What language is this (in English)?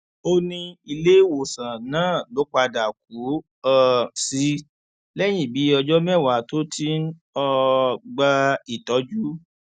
Yoruba